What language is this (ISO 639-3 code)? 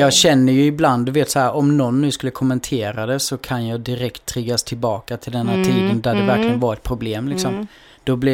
swe